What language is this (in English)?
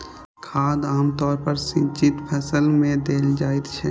Maithili